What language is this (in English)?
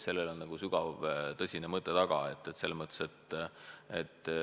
Estonian